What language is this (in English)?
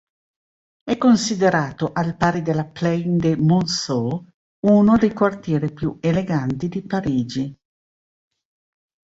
Italian